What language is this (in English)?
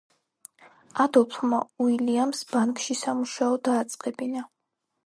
Georgian